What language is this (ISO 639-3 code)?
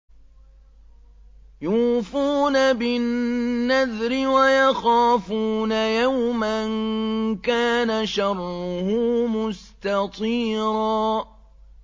ara